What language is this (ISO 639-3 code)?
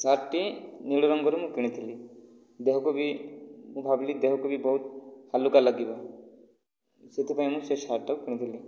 ori